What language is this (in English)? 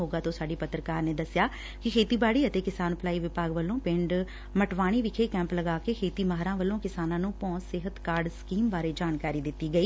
Punjabi